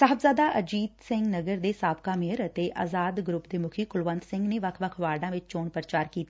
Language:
Punjabi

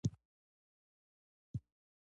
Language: Pashto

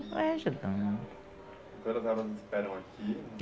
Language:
Portuguese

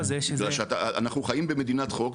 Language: Hebrew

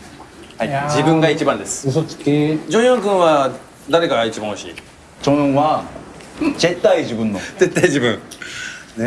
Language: Japanese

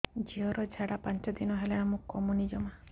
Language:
Odia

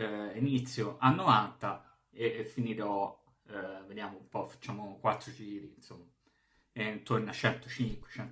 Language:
Italian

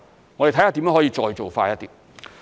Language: Cantonese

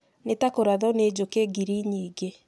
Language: Kikuyu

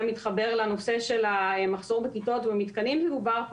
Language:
Hebrew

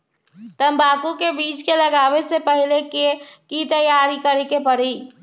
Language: Magahi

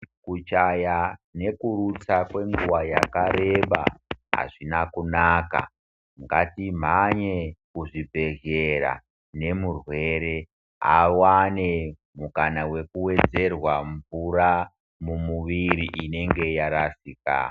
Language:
Ndau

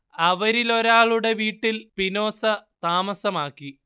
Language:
Malayalam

